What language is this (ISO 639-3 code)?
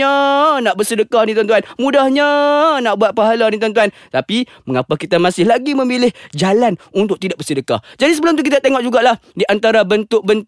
msa